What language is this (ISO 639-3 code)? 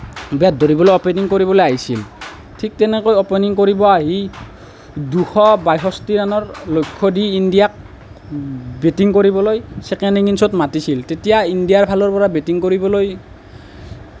asm